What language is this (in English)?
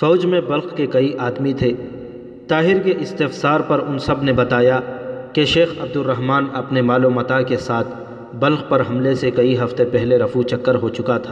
Urdu